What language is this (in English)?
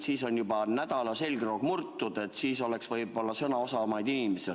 Estonian